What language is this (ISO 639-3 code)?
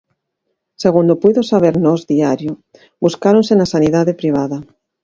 glg